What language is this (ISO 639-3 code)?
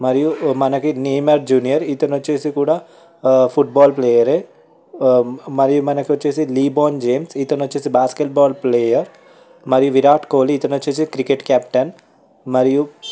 tel